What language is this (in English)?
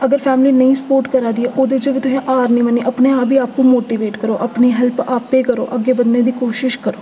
Dogri